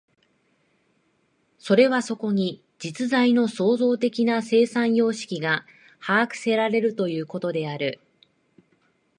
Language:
Japanese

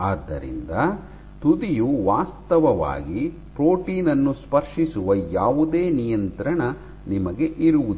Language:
Kannada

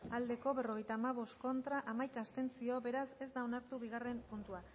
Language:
Basque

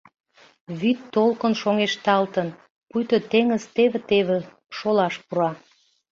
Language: Mari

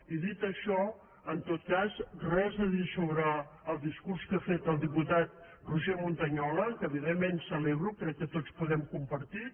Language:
Catalan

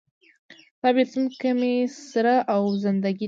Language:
Pashto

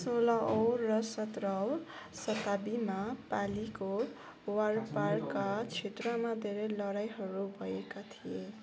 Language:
Nepali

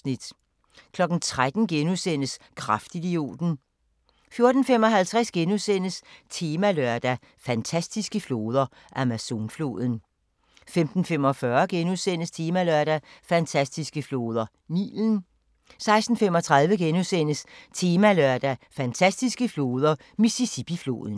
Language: Danish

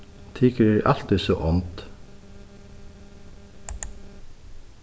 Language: Faroese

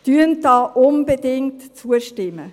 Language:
Swiss German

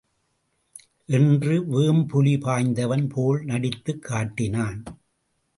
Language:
Tamil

